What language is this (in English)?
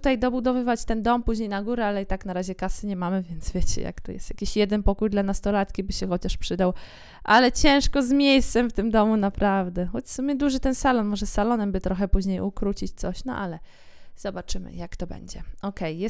Polish